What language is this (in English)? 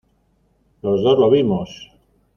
Spanish